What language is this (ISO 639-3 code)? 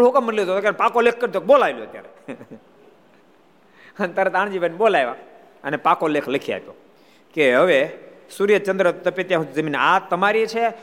guj